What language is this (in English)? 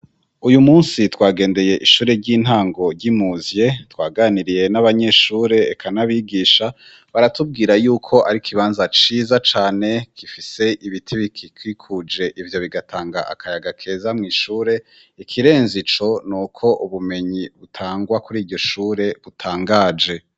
Rundi